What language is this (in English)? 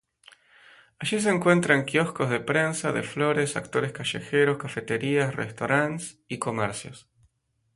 Spanish